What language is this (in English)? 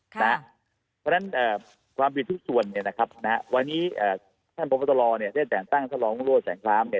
Thai